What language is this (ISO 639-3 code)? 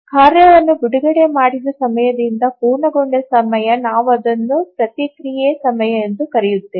kan